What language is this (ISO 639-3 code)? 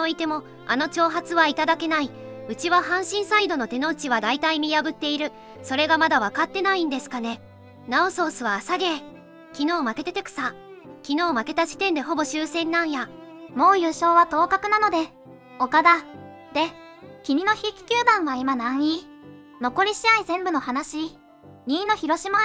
jpn